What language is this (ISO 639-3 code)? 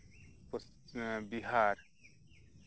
sat